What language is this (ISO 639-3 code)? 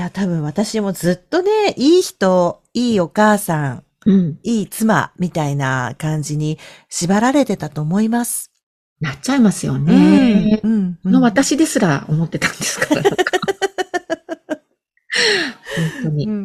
jpn